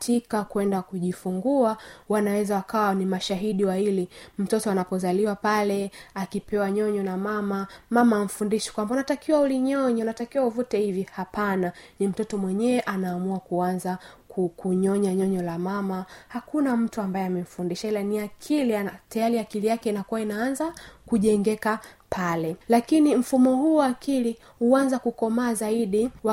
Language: Swahili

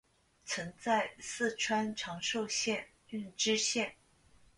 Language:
Chinese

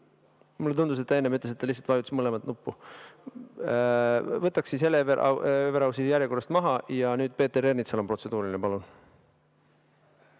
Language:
Estonian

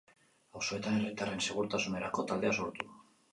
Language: Basque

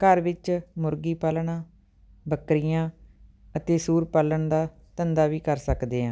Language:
Punjabi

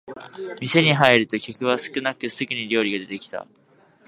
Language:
Japanese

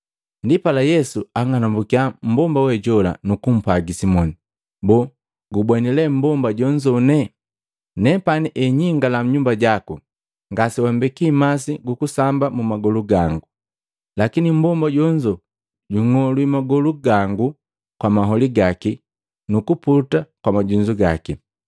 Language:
Matengo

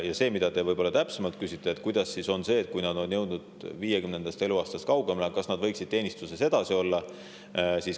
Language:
Estonian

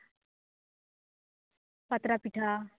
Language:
Santali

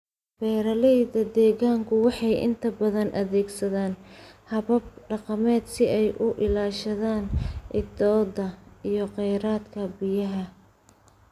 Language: Somali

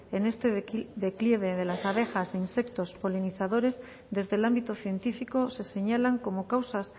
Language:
Spanish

